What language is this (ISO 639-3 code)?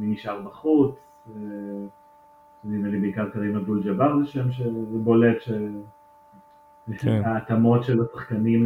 heb